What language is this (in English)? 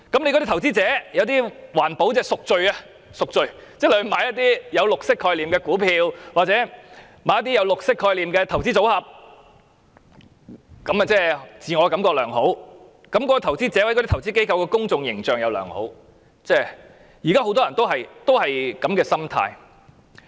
Cantonese